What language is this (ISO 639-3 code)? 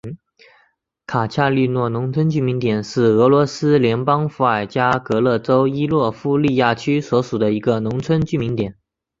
zho